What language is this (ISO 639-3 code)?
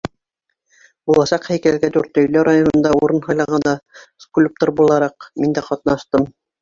bak